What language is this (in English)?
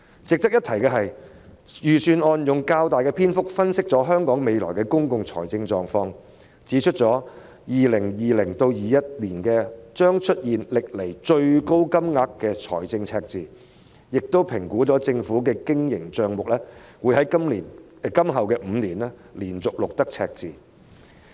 Cantonese